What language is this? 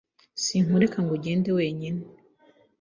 Kinyarwanda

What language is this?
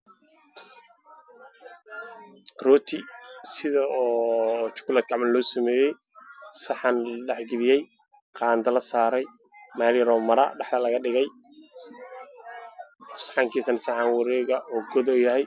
Somali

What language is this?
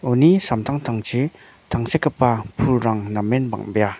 Garo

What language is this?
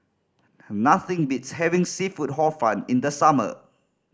English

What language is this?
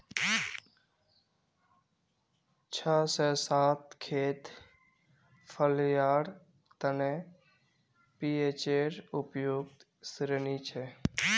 Magahi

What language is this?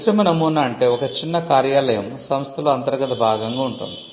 Telugu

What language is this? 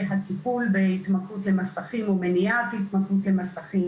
Hebrew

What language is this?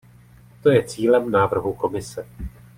Czech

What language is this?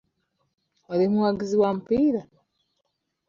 Ganda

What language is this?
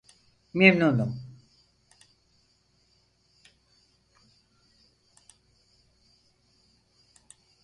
Turkish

